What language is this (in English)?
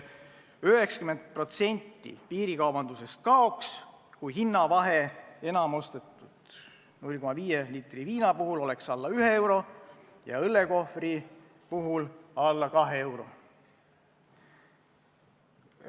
Estonian